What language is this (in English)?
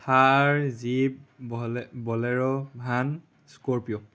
Assamese